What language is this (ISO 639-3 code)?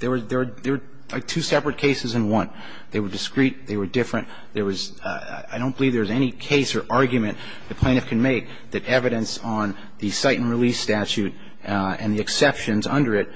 eng